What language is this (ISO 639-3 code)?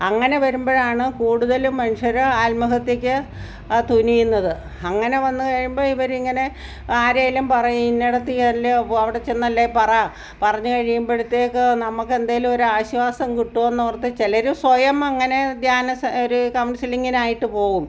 mal